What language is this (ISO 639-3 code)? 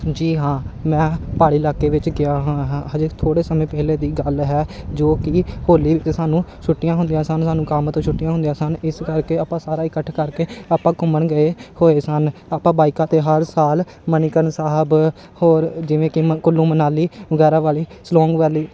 pan